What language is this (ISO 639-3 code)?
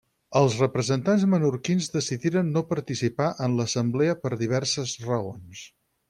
cat